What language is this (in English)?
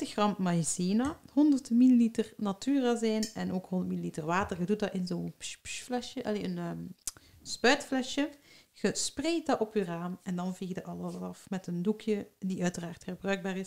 Dutch